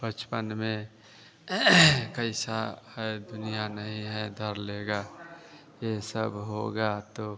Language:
Hindi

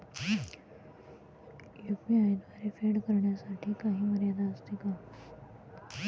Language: Marathi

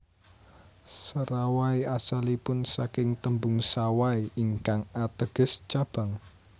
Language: Javanese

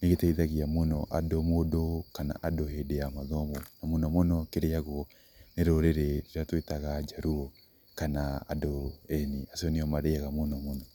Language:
Kikuyu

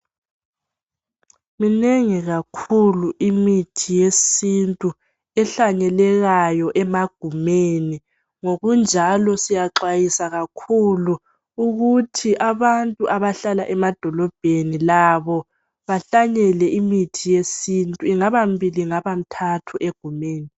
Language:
North Ndebele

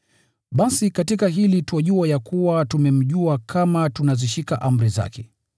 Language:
Swahili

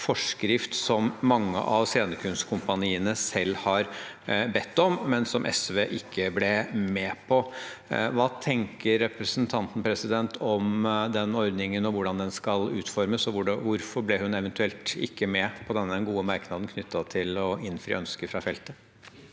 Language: Norwegian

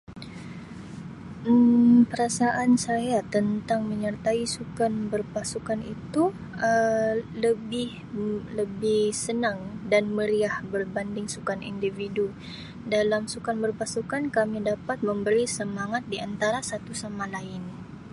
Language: Sabah Malay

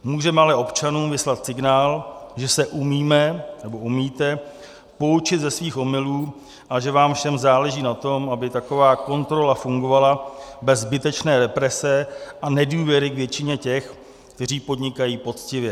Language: Czech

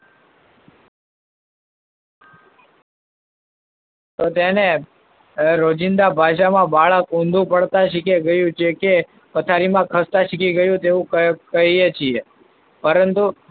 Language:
Gujarati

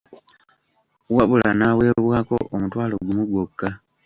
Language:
Ganda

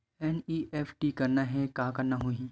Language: Chhattisgarhi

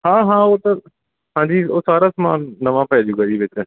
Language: Punjabi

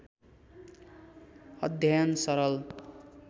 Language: Nepali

